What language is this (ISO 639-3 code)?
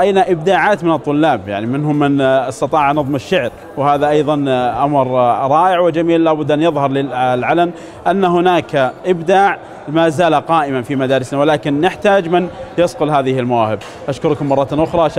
ara